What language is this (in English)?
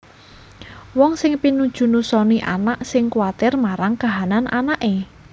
Javanese